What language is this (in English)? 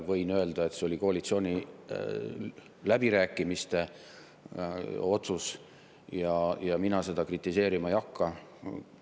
Estonian